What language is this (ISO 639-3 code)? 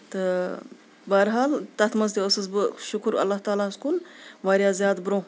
kas